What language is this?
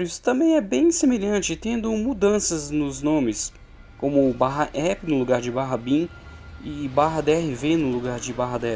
Portuguese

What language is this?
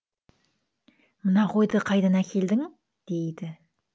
Kazakh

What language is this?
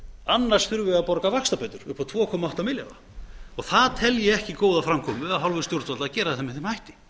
Icelandic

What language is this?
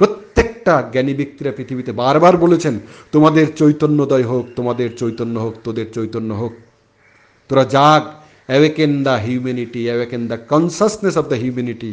Bangla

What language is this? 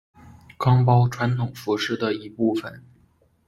Chinese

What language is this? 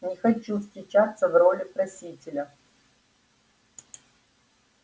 Russian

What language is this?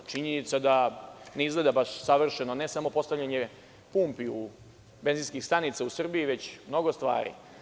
Serbian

